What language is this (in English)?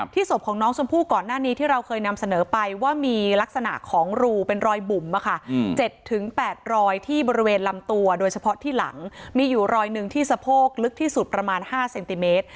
Thai